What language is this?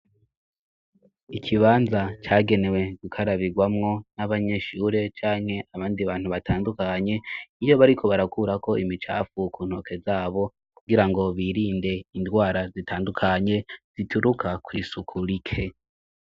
Rundi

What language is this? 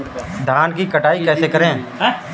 Hindi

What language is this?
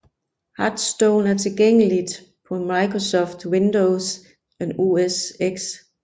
Danish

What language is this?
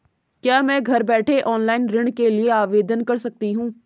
Hindi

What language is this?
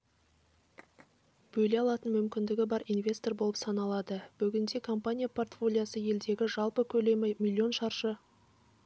Kazakh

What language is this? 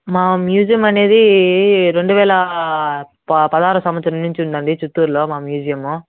Telugu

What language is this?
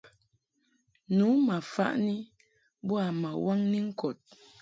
Mungaka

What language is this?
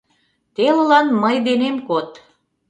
Mari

